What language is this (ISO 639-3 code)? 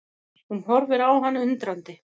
isl